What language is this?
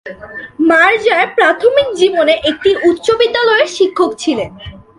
Bangla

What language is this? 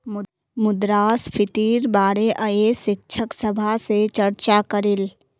Magahi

